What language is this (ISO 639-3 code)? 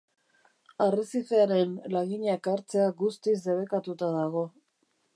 eus